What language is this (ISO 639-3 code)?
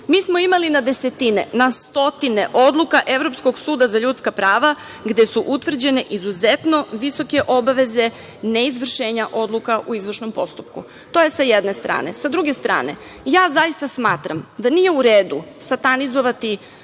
srp